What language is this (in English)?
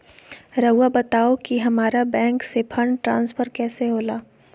Magahi